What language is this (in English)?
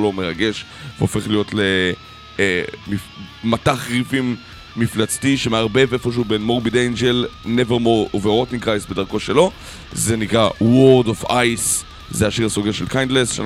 Hebrew